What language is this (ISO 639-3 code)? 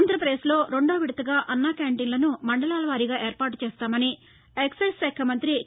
tel